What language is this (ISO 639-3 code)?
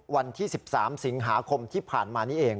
tha